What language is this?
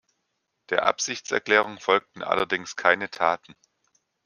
German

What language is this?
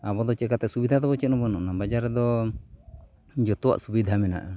Santali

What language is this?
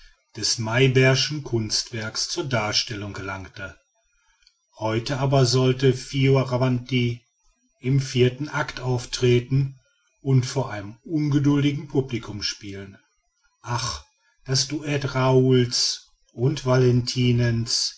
German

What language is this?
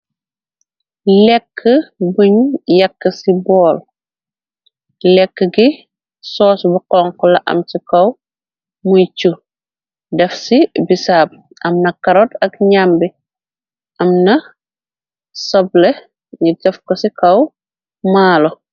Wolof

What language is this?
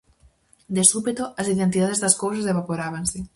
Galician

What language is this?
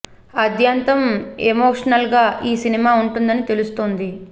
Telugu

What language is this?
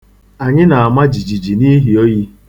Igbo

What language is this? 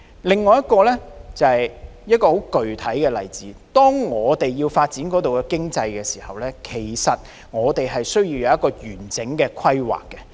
Cantonese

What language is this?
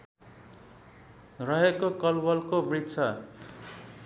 Nepali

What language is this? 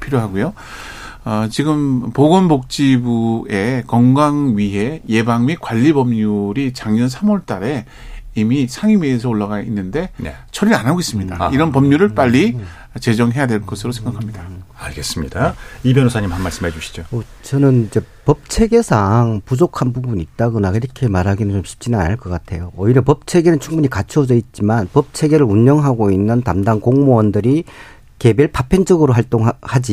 Korean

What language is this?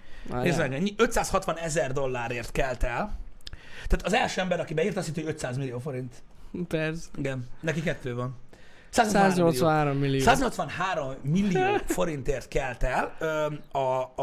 Hungarian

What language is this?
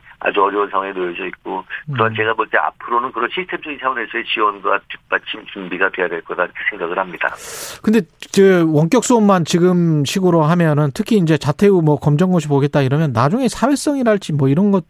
Korean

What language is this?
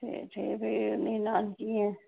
Dogri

